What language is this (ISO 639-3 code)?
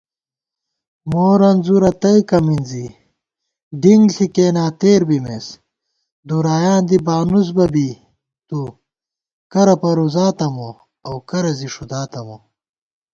gwt